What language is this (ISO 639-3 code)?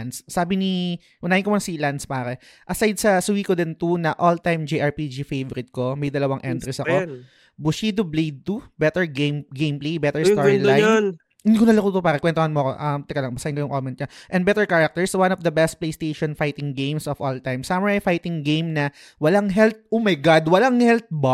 fil